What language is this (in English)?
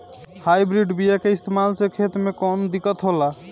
Bhojpuri